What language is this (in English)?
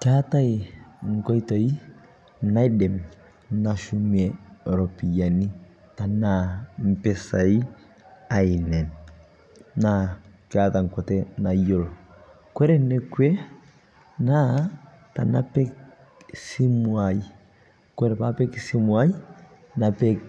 Masai